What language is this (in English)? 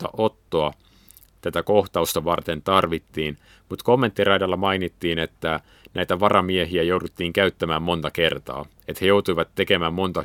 Finnish